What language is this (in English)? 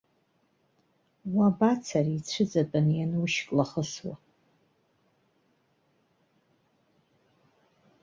Abkhazian